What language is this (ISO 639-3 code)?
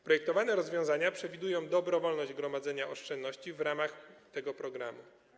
pol